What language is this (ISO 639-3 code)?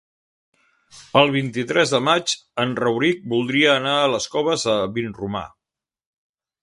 cat